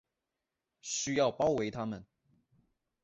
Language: Chinese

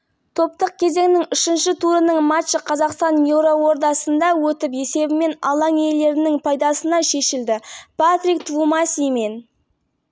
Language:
Kazakh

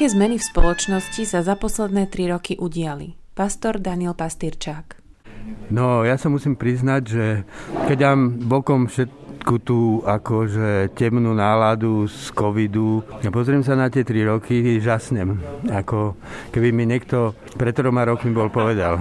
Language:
Slovak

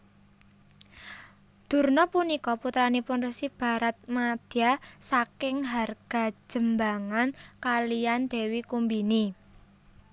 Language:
Javanese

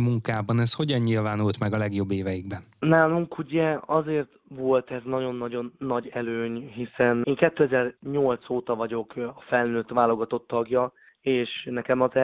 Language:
Hungarian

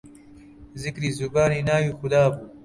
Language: Central Kurdish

